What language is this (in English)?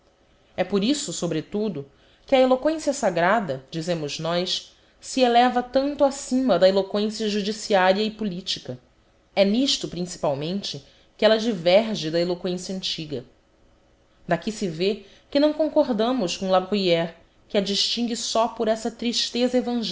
Portuguese